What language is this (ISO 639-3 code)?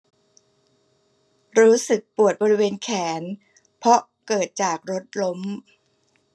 tha